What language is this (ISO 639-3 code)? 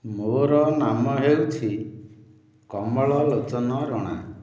ori